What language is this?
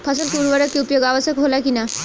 Bhojpuri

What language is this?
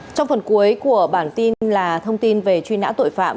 Vietnamese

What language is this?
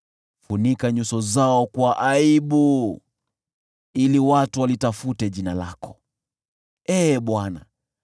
Swahili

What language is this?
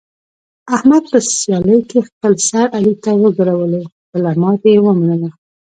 Pashto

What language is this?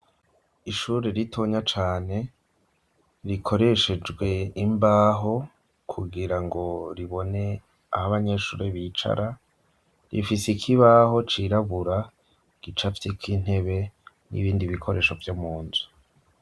Rundi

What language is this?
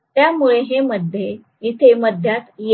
Marathi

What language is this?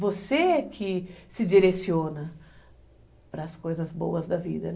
Portuguese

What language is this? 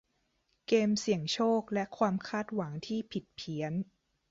Thai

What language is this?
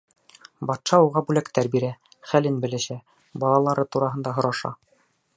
Bashkir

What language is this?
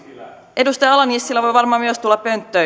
Finnish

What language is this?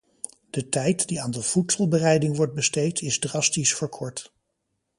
Dutch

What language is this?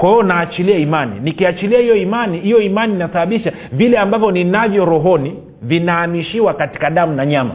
Swahili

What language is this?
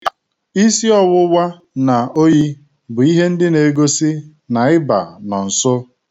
Igbo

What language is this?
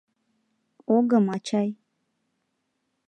Mari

